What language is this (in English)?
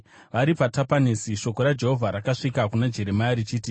Shona